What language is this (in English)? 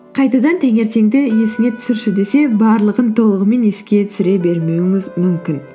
Kazakh